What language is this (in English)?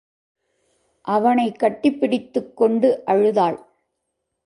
Tamil